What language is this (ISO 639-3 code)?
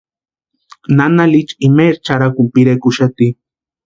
pua